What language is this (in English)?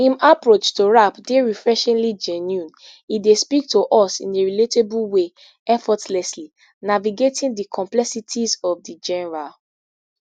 Nigerian Pidgin